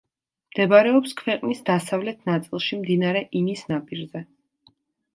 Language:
Georgian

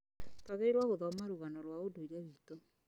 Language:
Kikuyu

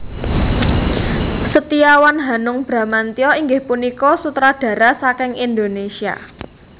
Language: Javanese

